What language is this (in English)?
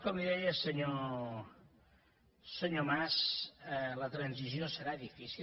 Catalan